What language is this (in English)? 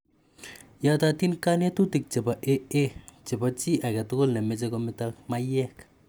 Kalenjin